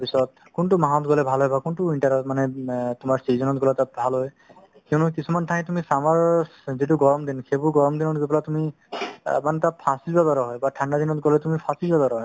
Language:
Assamese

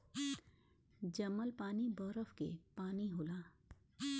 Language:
Bhojpuri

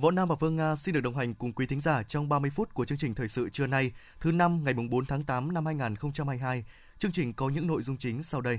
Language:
Vietnamese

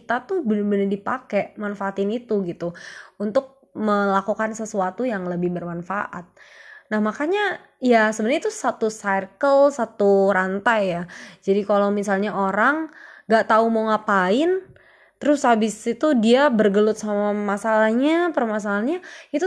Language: Indonesian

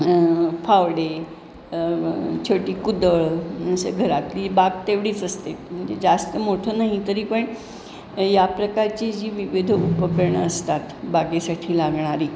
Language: Marathi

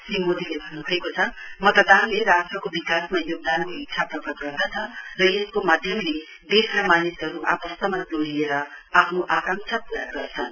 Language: Nepali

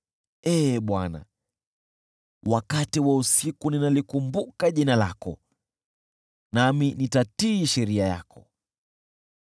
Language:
Swahili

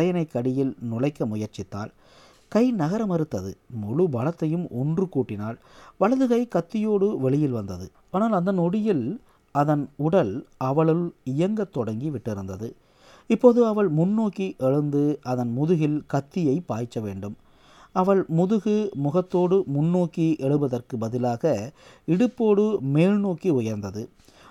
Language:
Tamil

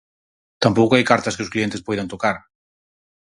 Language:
Galician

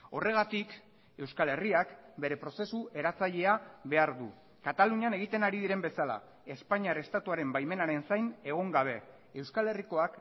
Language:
Basque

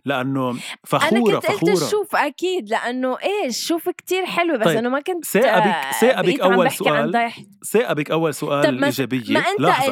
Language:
Arabic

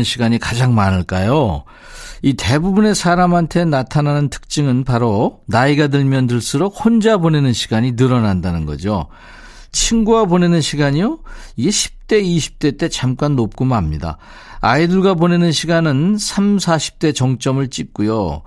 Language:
Korean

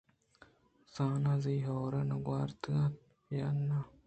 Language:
Eastern Balochi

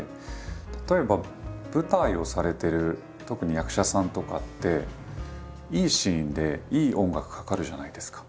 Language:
Japanese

